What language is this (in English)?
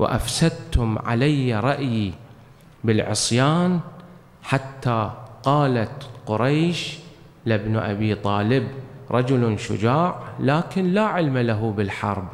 Arabic